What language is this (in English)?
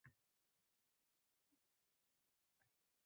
Uzbek